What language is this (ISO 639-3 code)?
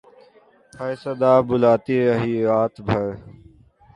urd